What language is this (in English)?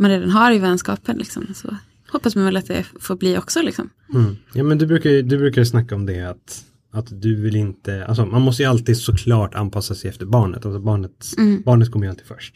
Swedish